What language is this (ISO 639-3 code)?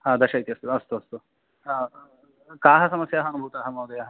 san